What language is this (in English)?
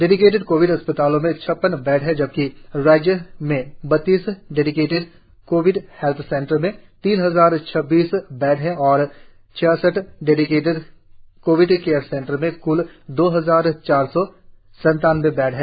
Hindi